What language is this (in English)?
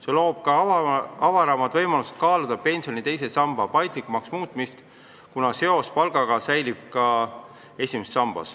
Estonian